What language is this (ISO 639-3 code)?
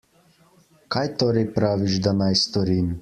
slv